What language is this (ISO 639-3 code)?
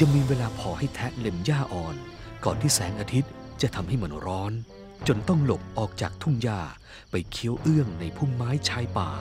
tha